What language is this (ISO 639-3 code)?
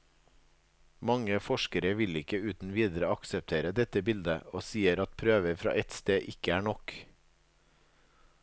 nor